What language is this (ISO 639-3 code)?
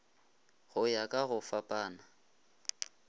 nso